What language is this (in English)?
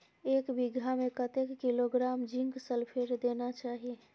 Maithili